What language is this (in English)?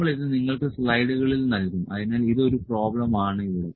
Malayalam